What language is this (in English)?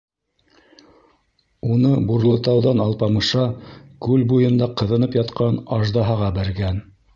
Bashkir